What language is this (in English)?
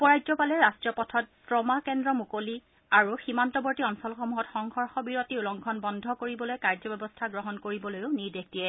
Assamese